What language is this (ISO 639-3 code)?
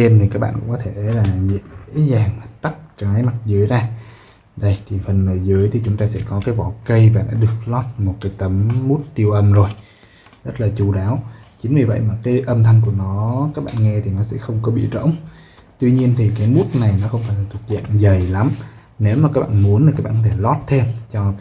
vie